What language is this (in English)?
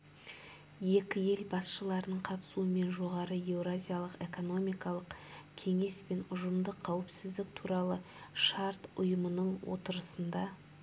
Kazakh